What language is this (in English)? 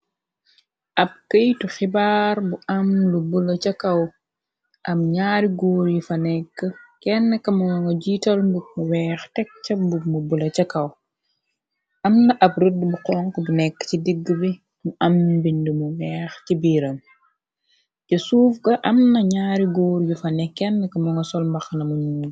Wolof